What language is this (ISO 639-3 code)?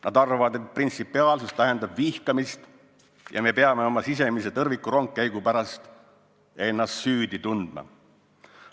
est